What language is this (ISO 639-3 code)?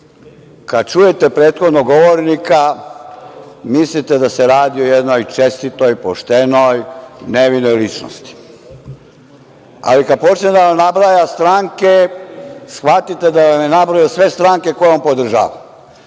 srp